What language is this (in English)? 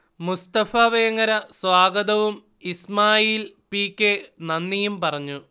Malayalam